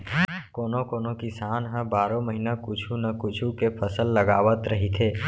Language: Chhattisgarhi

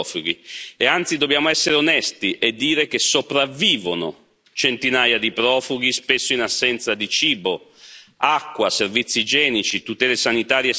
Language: Italian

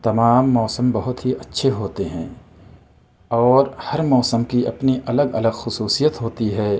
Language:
Urdu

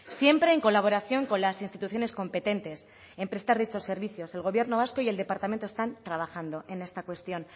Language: Spanish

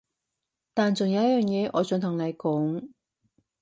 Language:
Cantonese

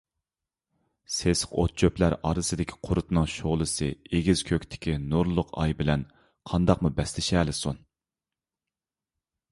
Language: Uyghur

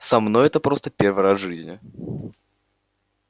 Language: Russian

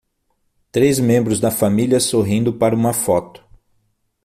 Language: Portuguese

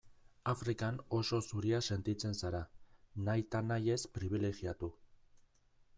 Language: Basque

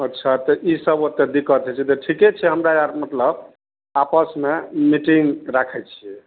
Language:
Maithili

